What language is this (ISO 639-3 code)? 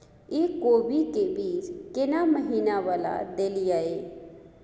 mai